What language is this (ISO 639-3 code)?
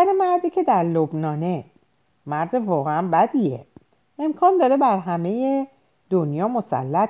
fas